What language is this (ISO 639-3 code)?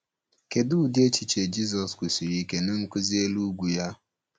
ibo